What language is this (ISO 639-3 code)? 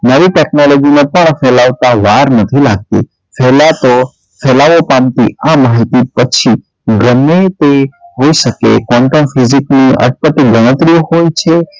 guj